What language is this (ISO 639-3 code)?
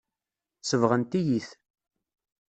kab